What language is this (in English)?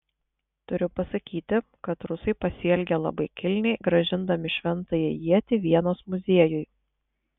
Lithuanian